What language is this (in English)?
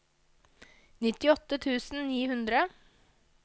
Norwegian